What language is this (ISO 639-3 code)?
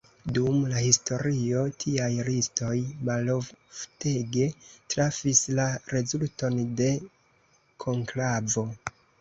epo